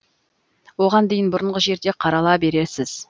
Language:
Kazakh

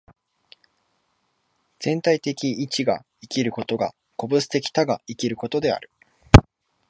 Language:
Japanese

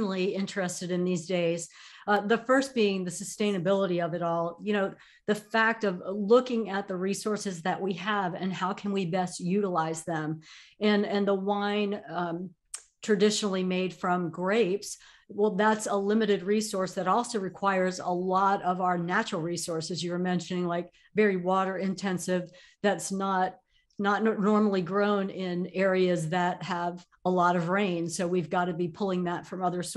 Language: English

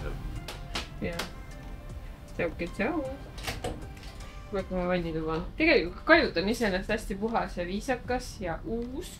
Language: Finnish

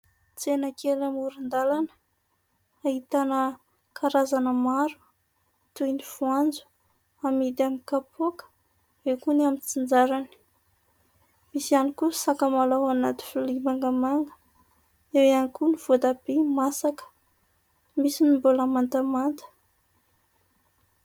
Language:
Malagasy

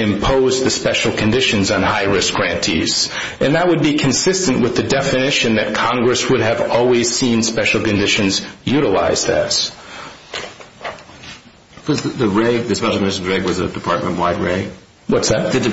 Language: English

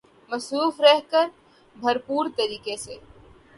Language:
Urdu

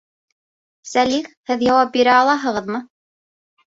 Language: Bashkir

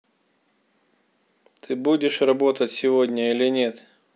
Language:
Russian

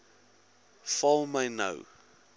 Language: Afrikaans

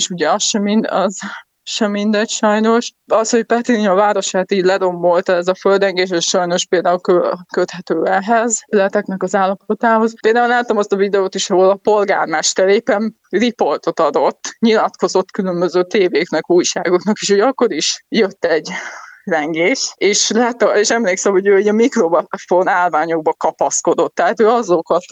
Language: Hungarian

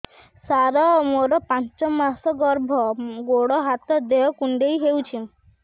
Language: Odia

